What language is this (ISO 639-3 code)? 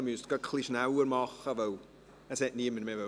gsw